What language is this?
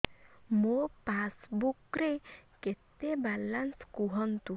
Odia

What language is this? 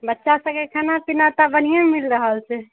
Maithili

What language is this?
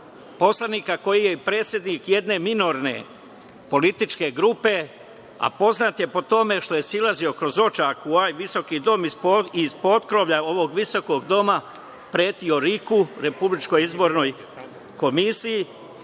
Serbian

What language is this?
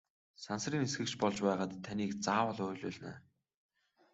Mongolian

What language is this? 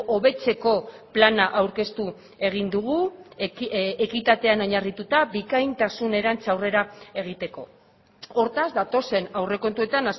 Basque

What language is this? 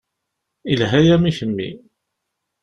Kabyle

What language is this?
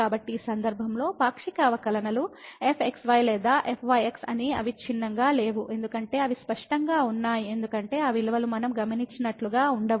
Telugu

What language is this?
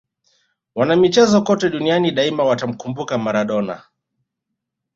Swahili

